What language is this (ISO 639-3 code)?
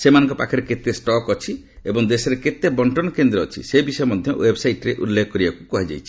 ori